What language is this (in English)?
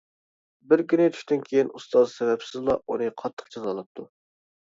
Uyghur